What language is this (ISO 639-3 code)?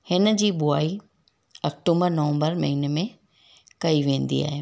snd